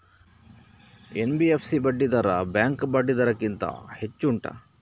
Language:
Kannada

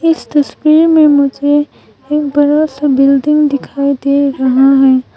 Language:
Hindi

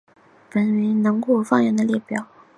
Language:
Chinese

